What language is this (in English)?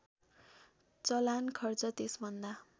Nepali